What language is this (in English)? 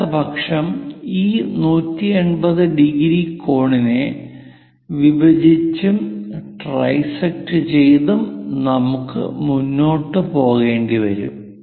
Malayalam